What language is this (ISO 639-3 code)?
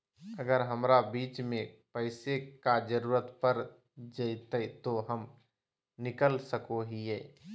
mag